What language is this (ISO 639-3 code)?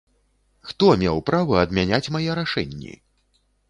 bel